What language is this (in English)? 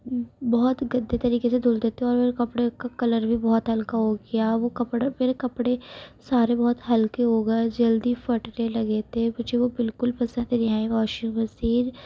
Urdu